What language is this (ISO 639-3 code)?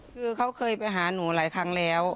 tha